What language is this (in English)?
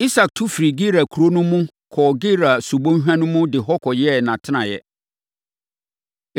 Akan